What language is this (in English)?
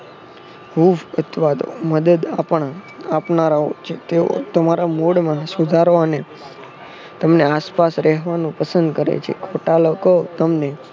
Gujarati